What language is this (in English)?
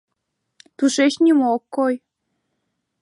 Mari